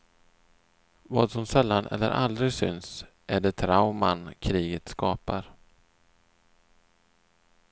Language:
Swedish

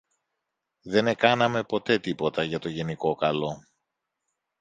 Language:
Greek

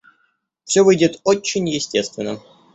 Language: Russian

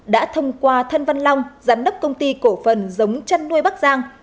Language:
Vietnamese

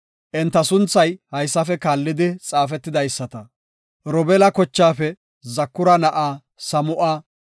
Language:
Gofa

